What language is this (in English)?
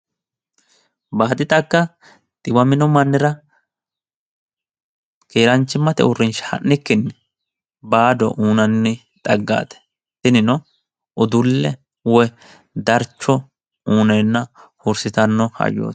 Sidamo